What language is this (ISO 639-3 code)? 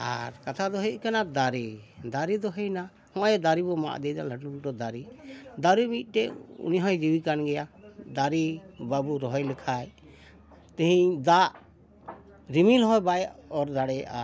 sat